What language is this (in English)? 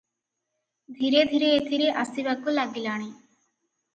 Odia